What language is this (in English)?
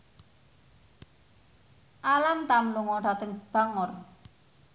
Javanese